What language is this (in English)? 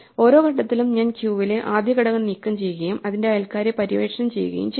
Malayalam